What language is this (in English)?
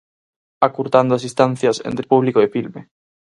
Galician